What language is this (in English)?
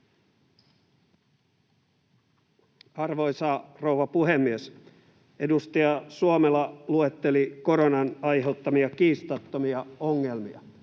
Finnish